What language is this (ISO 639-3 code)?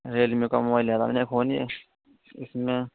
urd